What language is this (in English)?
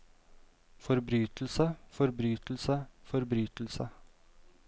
Norwegian